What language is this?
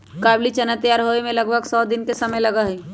Magahi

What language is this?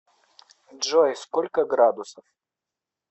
Russian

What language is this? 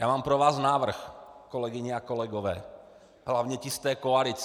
Czech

